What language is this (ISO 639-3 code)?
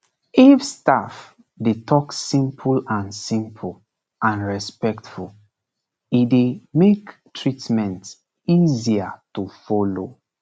pcm